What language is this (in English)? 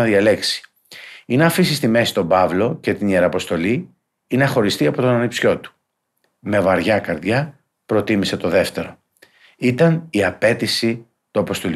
Greek